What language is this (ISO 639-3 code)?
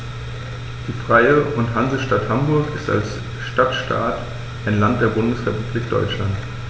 deu